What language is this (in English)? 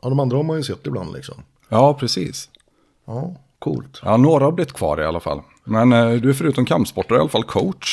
Swedish